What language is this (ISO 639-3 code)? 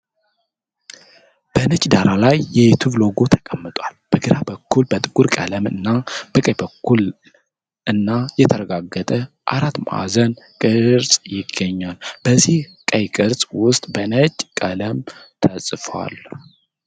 amh